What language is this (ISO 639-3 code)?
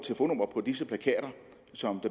dan